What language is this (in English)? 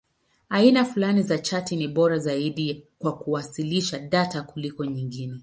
Swahili